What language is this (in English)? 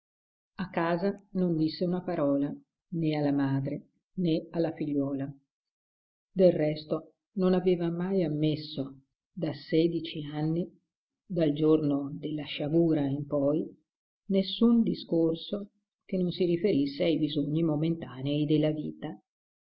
Italian